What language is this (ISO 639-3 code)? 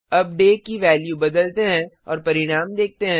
hin